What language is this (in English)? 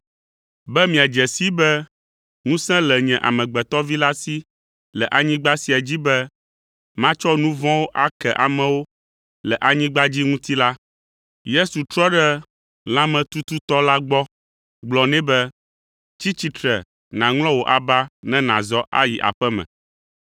Ewe